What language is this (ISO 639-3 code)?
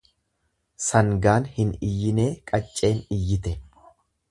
orm